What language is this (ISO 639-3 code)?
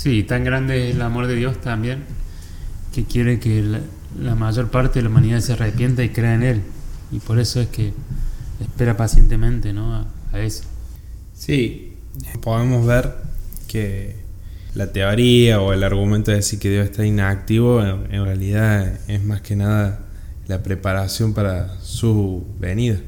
spa